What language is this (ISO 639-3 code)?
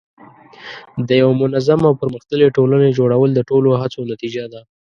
pus